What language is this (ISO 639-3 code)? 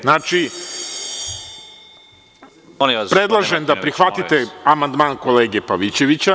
srp